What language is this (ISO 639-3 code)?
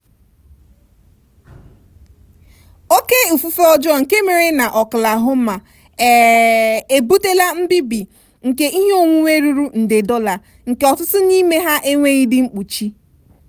ibo